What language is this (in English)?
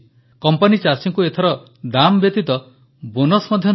Odia